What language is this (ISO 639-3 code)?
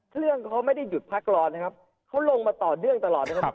tha